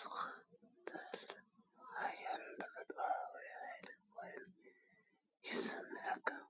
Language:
Tigrinya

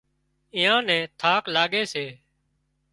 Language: Wadiyara Koli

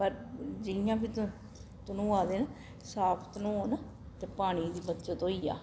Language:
Dogri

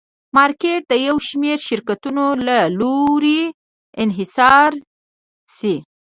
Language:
Pashto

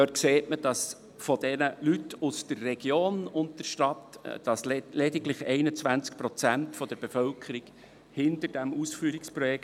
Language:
Swiss German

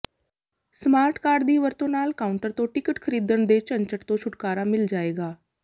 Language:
Punjabi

